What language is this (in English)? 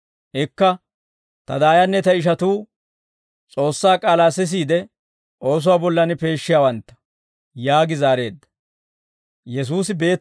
Dawro